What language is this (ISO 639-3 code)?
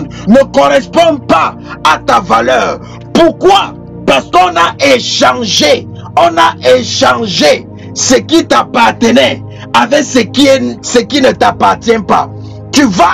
fra